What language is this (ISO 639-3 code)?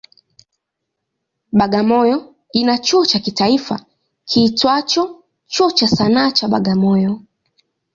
swa